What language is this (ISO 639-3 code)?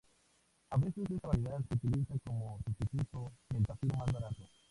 spa